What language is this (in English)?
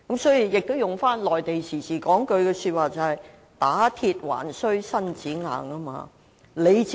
Cantonese